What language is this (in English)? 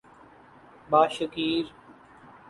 Urdu